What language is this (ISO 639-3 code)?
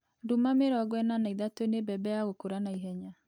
kik